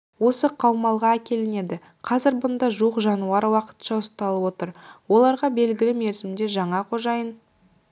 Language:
Kazakh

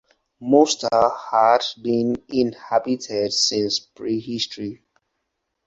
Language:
English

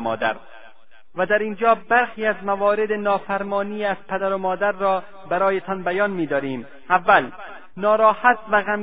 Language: Persian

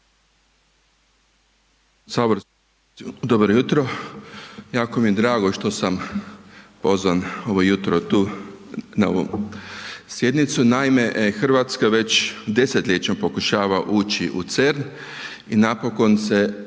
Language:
Croatian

